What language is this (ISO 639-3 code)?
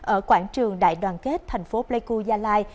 vie